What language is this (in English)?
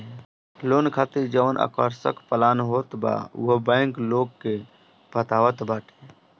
Bhojpuri